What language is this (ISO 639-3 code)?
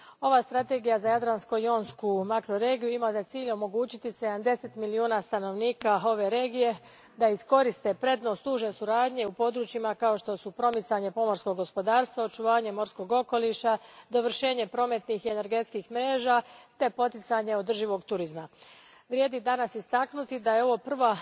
hrv